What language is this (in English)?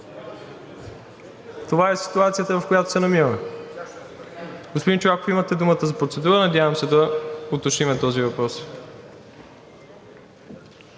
Bulgarian